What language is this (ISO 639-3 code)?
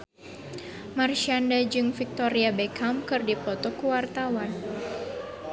sun